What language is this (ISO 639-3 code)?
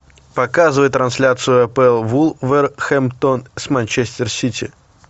rus